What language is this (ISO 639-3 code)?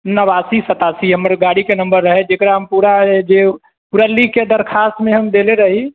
mai